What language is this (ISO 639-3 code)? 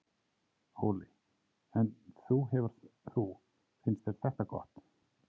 isl